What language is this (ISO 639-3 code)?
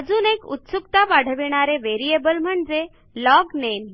mar